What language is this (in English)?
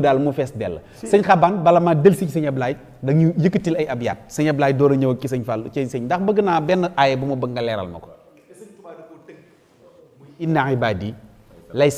French